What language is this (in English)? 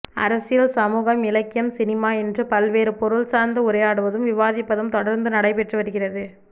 Tamil